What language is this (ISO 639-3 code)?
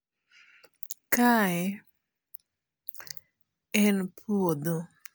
luo